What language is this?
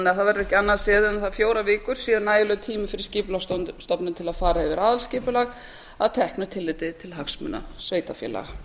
Icelandic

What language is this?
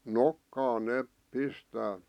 Finnish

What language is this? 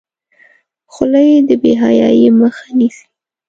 Pashto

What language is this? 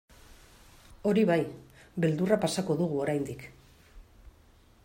Basque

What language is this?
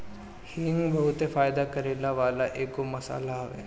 Bhojpuri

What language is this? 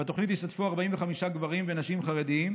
Hebrew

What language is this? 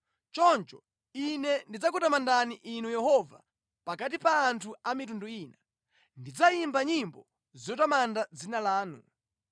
Nyanja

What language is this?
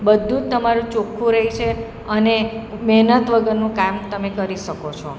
Gujarati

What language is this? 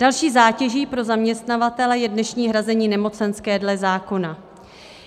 Czech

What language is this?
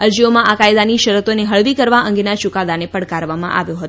Gujarati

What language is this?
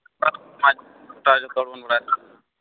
Santali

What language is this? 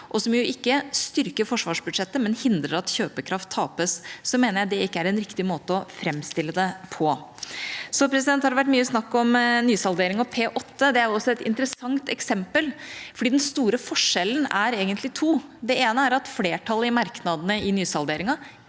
Norwegian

